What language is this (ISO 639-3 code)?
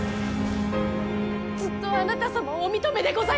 jpn